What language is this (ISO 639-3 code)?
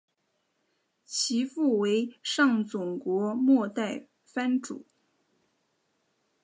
zho